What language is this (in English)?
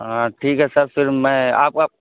Urdu